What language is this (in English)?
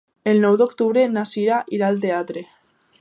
Catalan